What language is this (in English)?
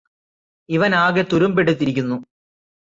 Malayalam